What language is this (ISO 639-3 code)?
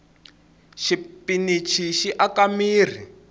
tso